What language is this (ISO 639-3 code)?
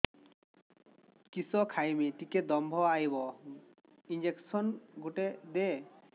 ori